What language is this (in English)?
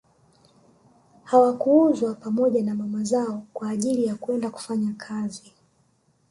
Swahili